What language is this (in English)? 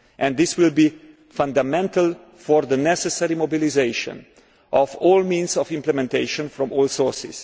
English